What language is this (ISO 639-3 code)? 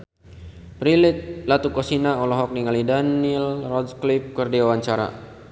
sun